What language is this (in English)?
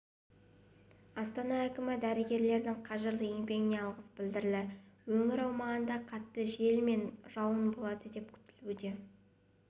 Kazakh